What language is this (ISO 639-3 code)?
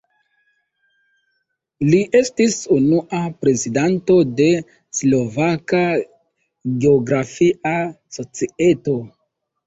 epo